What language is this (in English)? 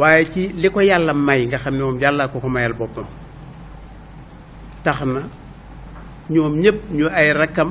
French